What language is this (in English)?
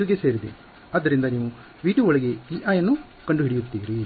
Kannada